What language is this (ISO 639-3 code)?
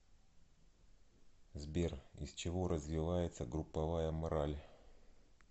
rus